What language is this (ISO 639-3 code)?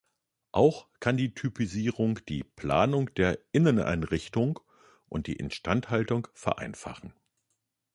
deu